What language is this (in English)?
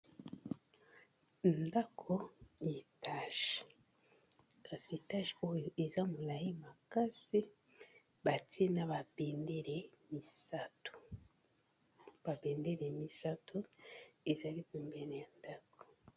Lingala